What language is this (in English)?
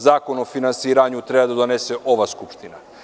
Serbian